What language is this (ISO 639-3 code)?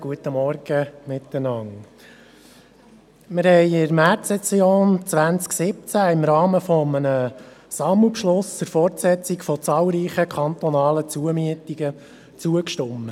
gsw